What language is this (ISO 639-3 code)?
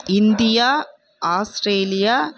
tam